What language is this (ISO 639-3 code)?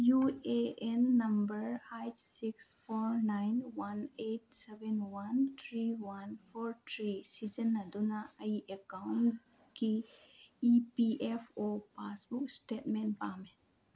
mni